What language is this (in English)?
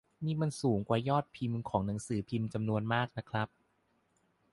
Thai